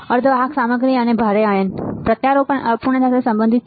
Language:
Gujarati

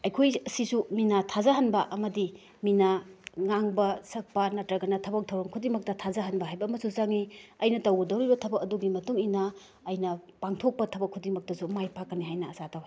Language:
Manipuri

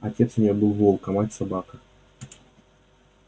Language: Russian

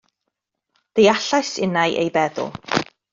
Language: Welsh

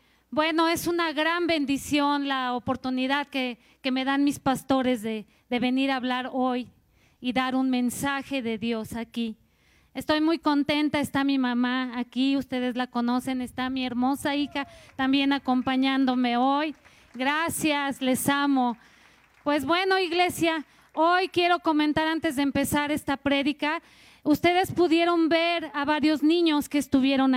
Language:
Spanish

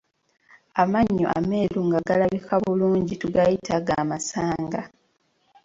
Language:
Ganda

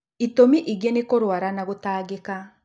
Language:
Kikuyu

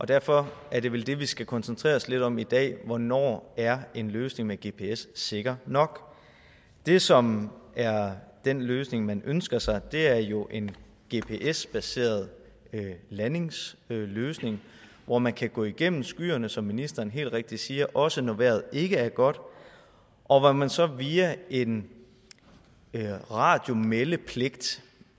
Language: Danish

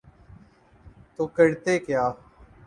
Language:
Urdu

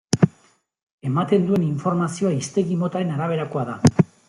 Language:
Basque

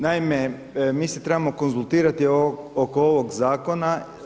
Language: Croatian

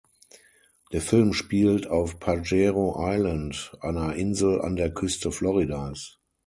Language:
German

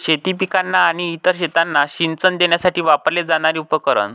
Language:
Marathi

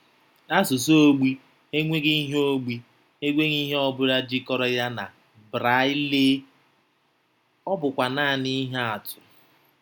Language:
Igbo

